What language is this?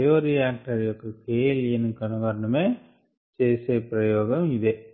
Telugu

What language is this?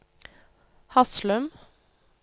Norwegian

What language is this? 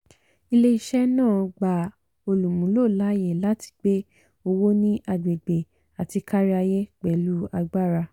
Yoruba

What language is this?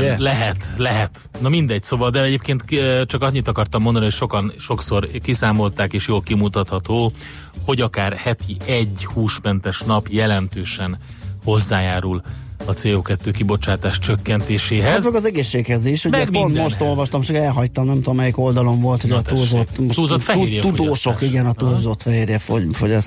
Hungarian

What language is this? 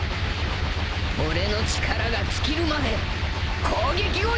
Japanese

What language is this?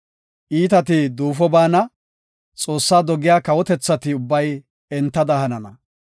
Gofa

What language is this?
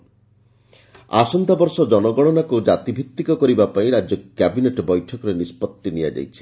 Odia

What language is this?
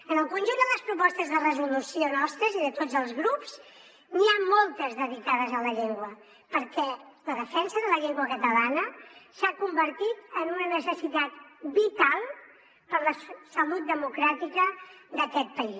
Catalan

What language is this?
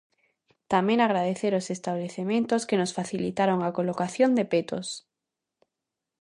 Galician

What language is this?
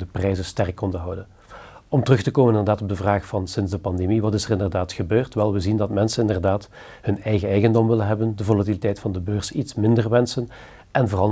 Dutch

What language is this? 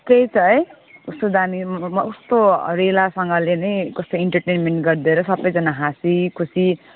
Nepali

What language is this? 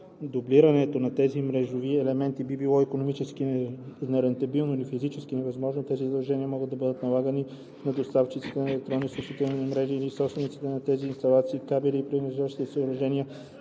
Bulgarian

